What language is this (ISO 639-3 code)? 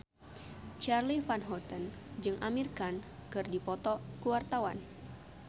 sun